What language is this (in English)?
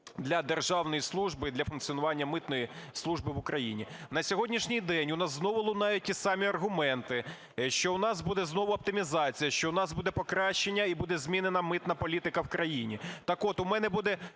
Ukrainian